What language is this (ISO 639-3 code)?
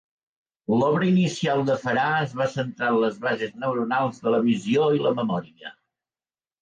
cat